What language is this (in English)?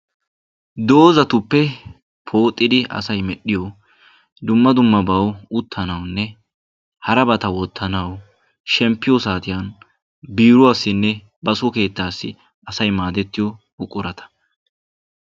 Wolaytta